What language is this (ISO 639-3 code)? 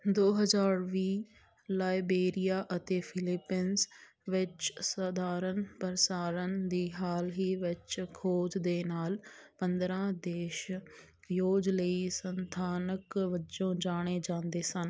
pan